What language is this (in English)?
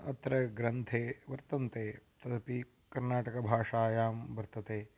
Sanskrit